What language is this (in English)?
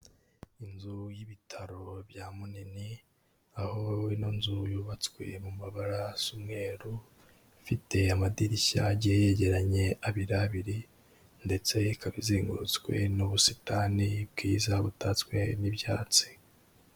Kinyarwanda